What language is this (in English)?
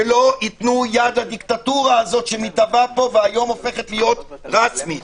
Hebrew